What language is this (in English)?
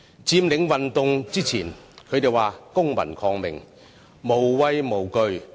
Cantonese